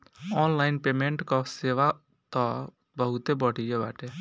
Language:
Bhojpuri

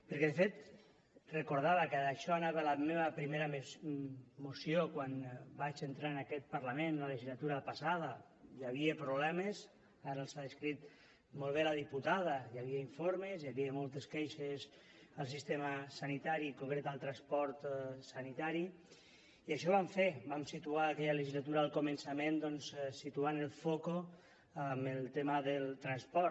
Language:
Catalan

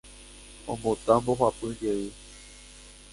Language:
Guarani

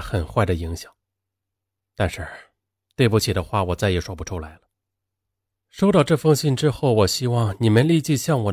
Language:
Chinese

